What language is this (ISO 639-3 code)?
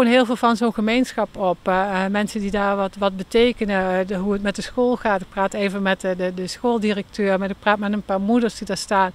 nld